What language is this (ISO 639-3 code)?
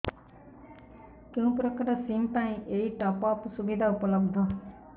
ori